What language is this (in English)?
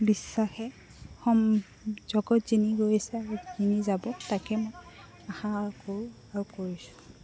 Assamese